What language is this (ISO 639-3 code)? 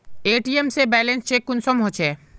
mag